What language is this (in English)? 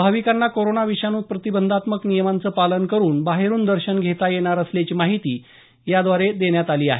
Marathi